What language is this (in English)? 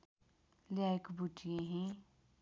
Nepali